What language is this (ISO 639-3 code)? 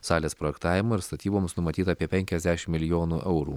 lit